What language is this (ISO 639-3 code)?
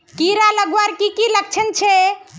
mag